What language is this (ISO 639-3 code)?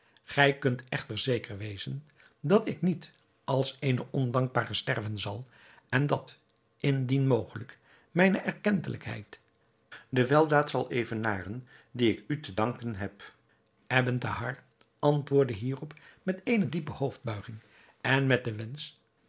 nld